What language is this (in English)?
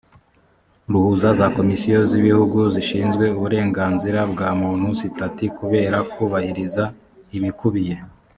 Kinyarwanda